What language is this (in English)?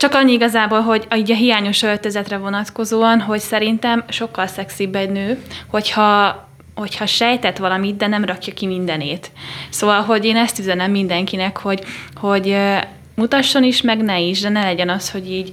Hungarian